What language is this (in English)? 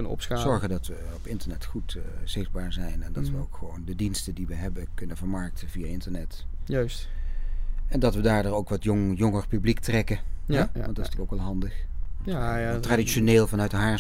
Dutch